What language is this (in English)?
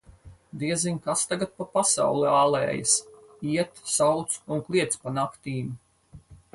Latvian